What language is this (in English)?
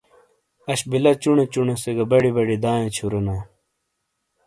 Shina